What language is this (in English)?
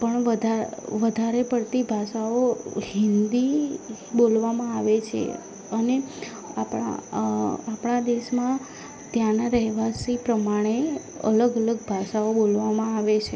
Gujarati